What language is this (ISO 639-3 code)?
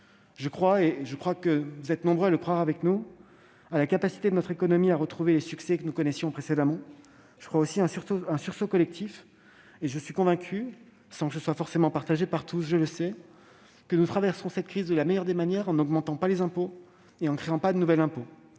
fra